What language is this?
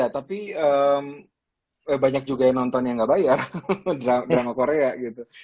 Indonesian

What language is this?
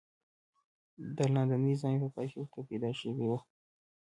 Pashto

